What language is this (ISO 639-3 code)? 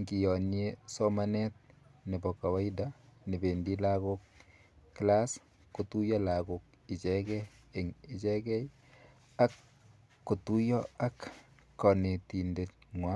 kln